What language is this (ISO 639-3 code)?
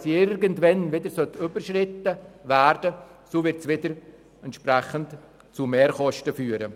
gsw